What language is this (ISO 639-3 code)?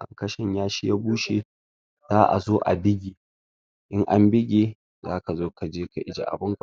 hau